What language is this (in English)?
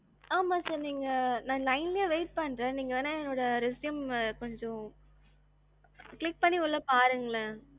Tamil